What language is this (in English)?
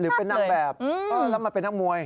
Thai